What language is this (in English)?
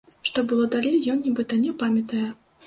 Belarusian